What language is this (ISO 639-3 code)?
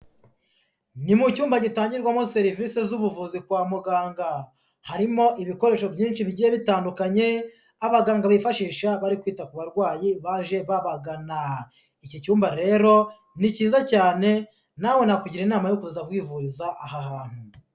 kin